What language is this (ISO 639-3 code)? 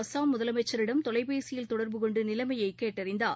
tam